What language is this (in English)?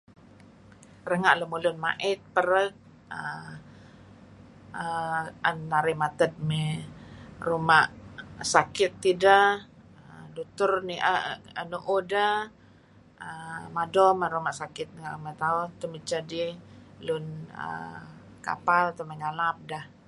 Kelabit